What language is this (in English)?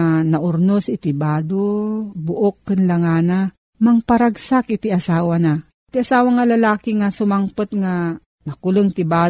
Filipino